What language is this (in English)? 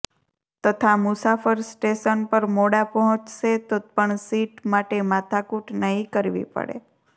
Gujarati